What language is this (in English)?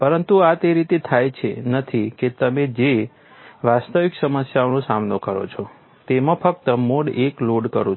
Gujarati